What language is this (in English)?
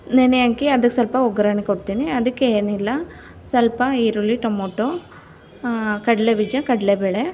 Kannada